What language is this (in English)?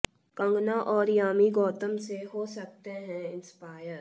Hindi